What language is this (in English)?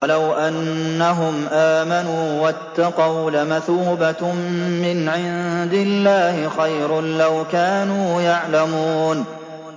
Arabic